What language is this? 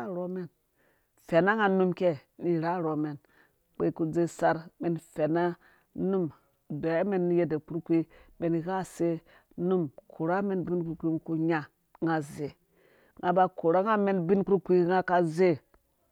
Dũya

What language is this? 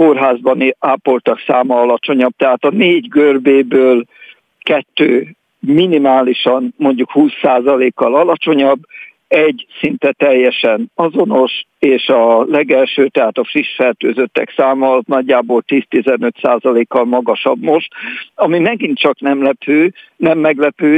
Hungarian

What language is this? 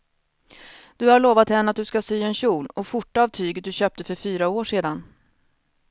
Swedish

